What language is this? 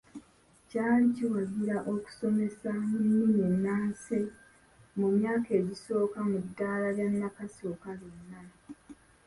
Ganda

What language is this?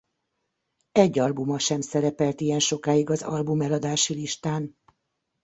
Hungarian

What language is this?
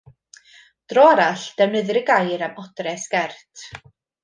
Welsh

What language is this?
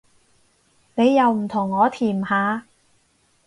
Cantonese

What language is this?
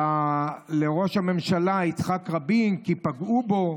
Hebrew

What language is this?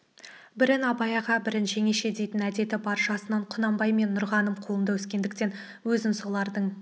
Kazakh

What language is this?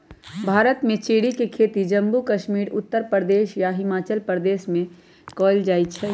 Magahi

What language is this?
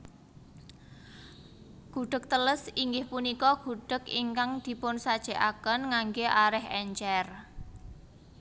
Javanese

